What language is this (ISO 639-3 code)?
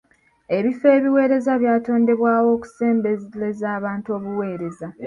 lug